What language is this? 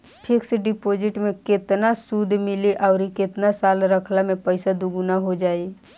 Bhojpuri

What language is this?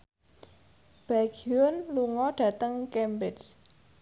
Javanese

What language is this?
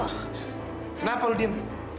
Indonesian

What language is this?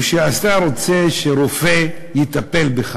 Hebrew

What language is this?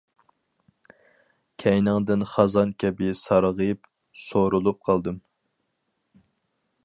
Uyghur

